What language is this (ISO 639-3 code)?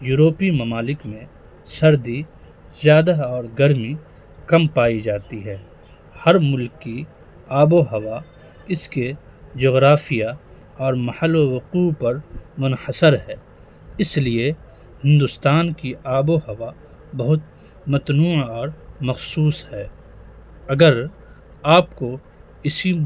urd